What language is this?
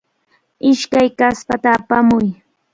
Cajatambo North Lima Quechua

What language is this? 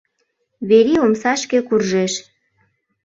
Mari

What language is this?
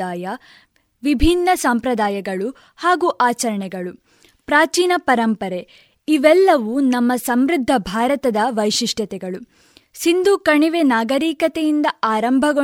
Kannada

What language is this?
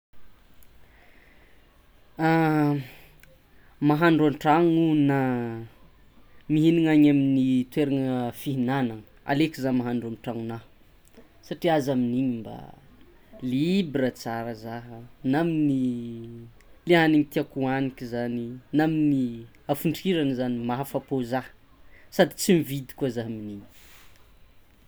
Tsimihety Malagasy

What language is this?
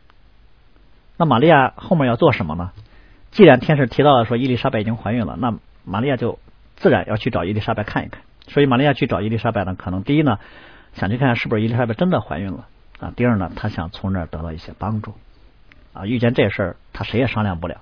Chinese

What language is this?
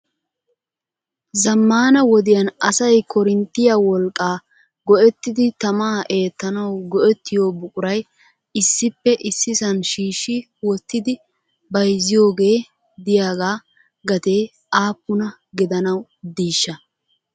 Wolaytta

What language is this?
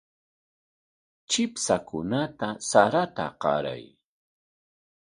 Corongo Ancash Quechua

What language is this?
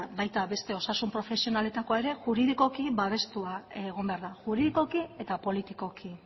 Basque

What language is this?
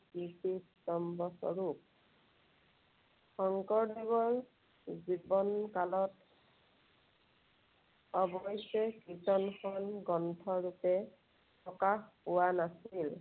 Assamese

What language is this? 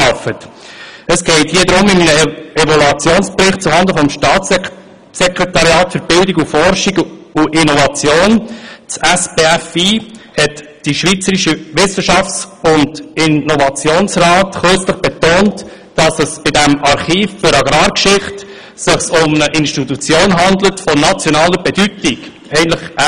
Swiss German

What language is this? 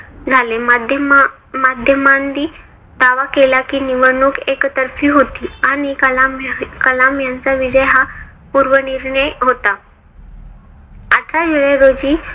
Marathi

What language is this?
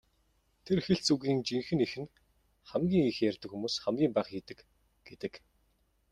Mongolian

